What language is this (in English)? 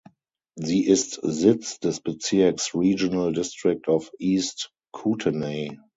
German